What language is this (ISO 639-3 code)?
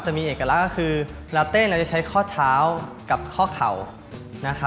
tha